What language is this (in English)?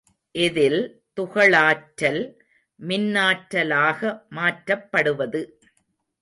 Tamil